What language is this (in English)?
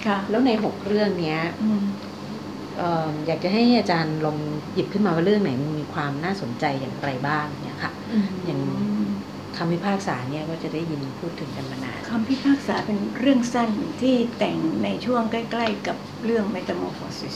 Thai